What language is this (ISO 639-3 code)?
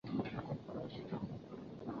zho